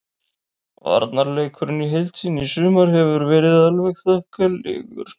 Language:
Icelandic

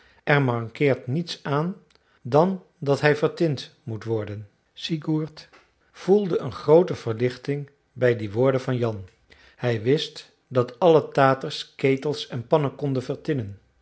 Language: Dutch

